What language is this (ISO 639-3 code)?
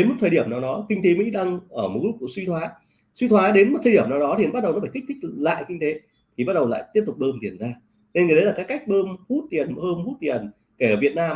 vie